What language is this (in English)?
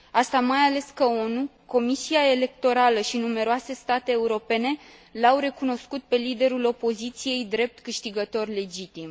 Romanian